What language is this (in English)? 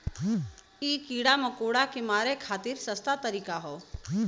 Bhojpuri